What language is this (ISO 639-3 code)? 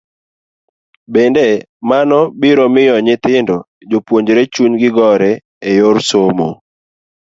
luo